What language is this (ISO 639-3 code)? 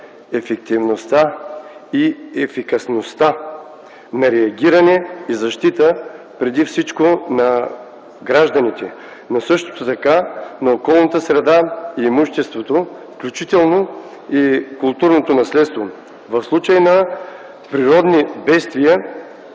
bul